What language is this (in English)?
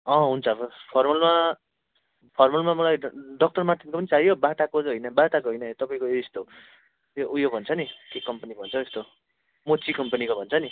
Nepali